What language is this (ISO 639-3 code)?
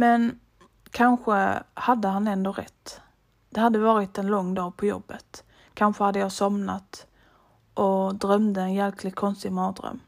swe